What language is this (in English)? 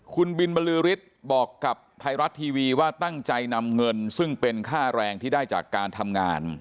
Thai